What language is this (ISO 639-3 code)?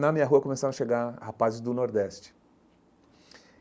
por